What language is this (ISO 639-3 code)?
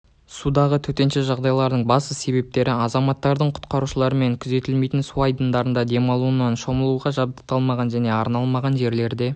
kaz